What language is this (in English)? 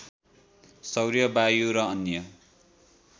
Nepali